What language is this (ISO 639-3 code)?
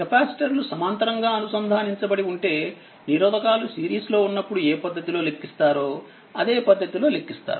tel